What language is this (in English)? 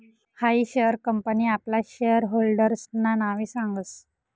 Marathi